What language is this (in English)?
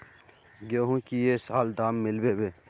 Magahi